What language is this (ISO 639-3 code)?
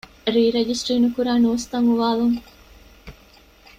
div